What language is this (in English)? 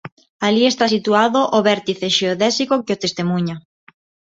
Galician